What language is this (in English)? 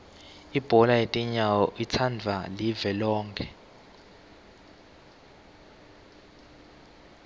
Swati